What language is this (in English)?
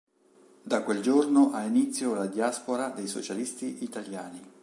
Italian